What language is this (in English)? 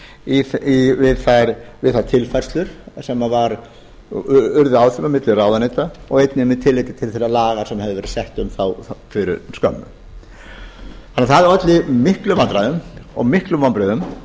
Icelandic